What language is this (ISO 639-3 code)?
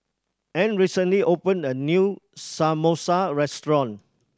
eng